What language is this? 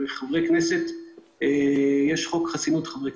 Hebrew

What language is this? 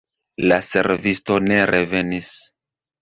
Esperanto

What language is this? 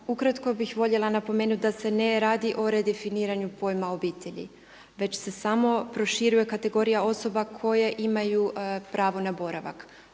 Croatian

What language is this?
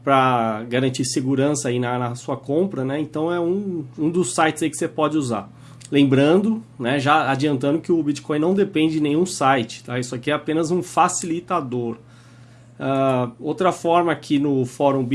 Portuguese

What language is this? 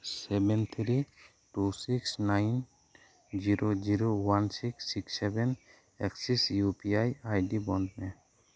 Santali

